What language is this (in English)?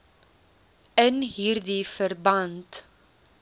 Afrikaans